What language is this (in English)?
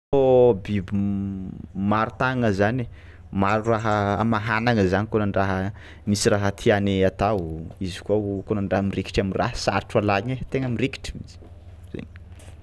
Tsimihety Malagasy